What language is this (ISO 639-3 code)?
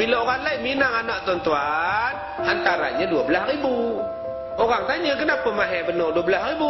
msa